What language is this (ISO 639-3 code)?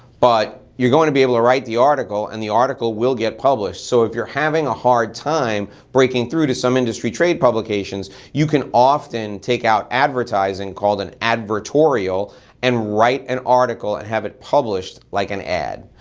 eng